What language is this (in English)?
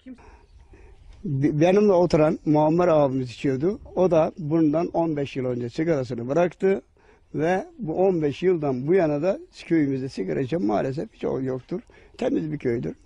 Turkish